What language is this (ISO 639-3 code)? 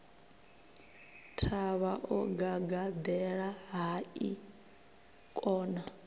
ven